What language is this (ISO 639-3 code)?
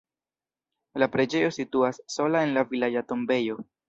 epo